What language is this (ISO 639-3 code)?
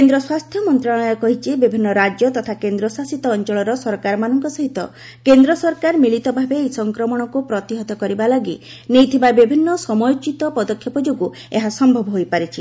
ori